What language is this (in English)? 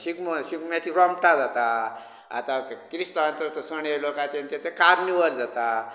Konkani